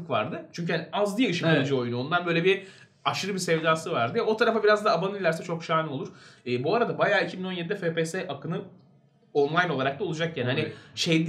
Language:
Turkish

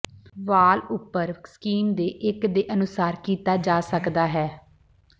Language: Punjabi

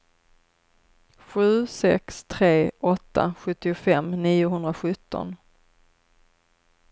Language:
Swedish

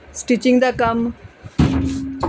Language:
Punjabi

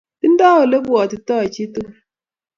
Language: Kalenjin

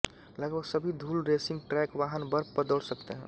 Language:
Hindi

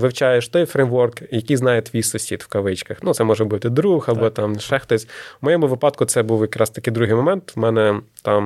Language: Ukrainian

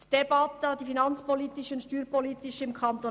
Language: Swiss German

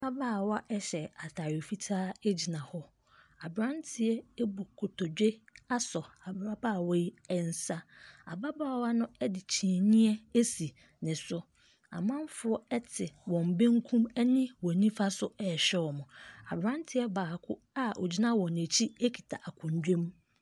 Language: Akan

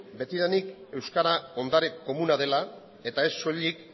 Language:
Basque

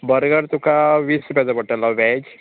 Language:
Konkani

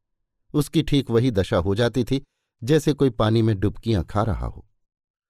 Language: Hindi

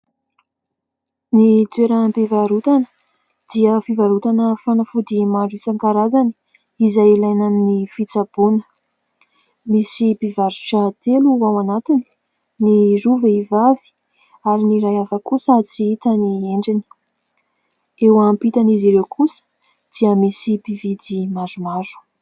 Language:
Malagasy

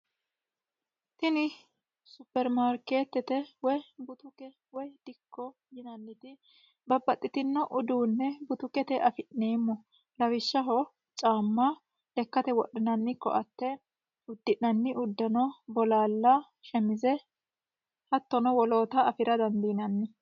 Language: Sidamo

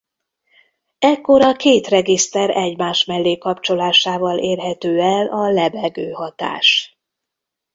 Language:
Hungarian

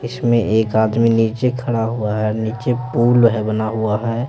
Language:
Hindi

